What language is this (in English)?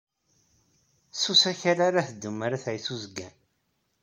Kabyle